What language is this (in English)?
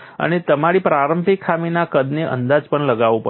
Gujarati